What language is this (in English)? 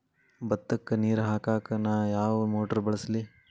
Kannada